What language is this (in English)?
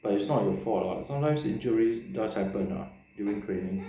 English